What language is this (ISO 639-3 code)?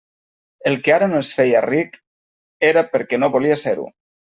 cat